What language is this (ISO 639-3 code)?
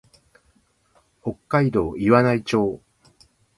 jpn